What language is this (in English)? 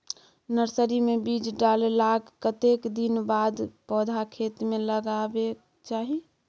Maithili